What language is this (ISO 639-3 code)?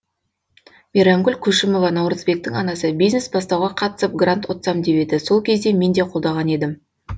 kaz